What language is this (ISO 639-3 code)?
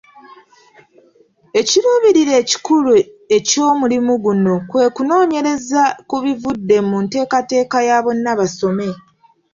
lug